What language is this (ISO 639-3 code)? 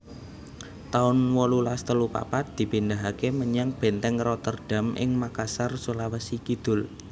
jav